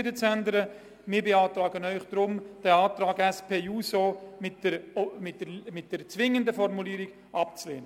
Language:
Swiss German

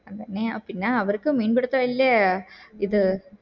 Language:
Malayalam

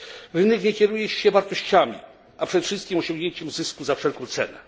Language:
Polish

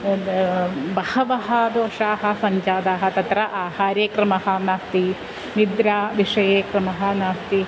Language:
Sanskrit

